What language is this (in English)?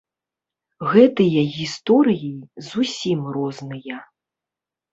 Belarusian